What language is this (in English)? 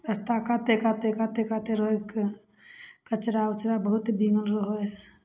Maithili